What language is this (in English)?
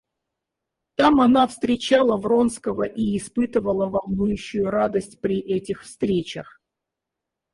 Russian